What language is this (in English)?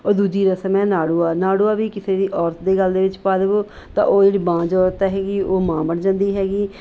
Punjabi